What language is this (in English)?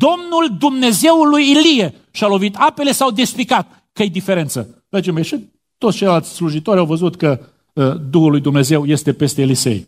Romanian